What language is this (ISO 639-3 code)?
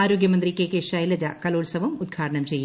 mal